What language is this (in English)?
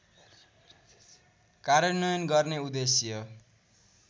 Nepali